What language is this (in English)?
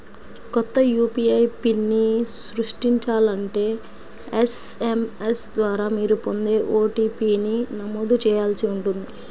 Telugu